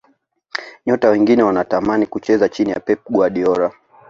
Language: Swahili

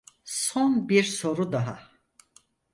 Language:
Turkish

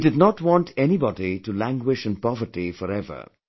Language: English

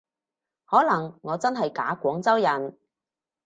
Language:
Cantonese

